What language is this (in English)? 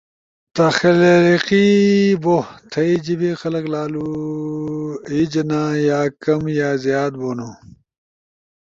Ushojo